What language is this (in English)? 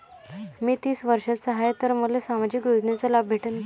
Marathi